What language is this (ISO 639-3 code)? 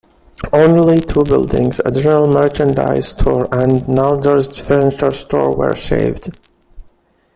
eng